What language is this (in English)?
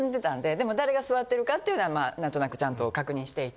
Japanese